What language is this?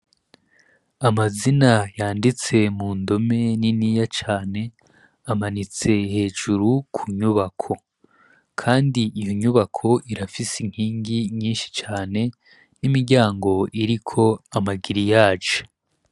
Rundi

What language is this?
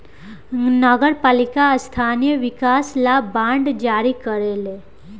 Bhojpuri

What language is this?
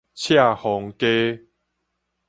Min Nan Chinese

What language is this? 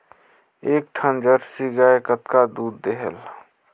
Chhattisgarhi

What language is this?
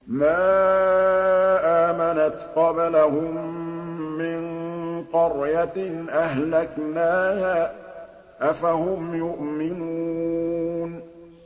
Arabic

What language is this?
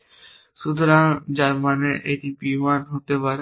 Bangla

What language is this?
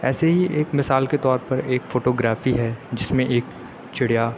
Urdu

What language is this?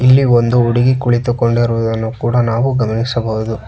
Kannada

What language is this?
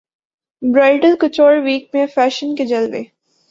Urdu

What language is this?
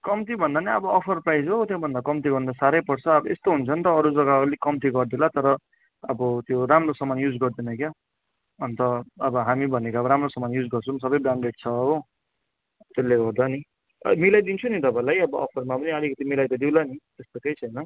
Nepali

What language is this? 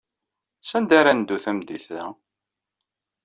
Kabyle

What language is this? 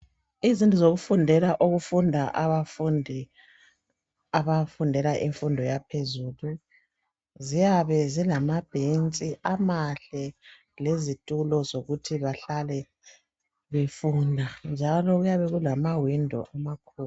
North Ndebele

